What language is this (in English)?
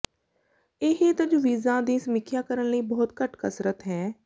Punjabi